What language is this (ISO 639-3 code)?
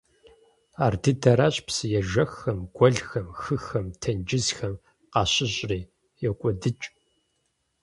kbd